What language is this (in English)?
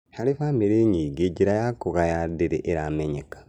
Kikuyu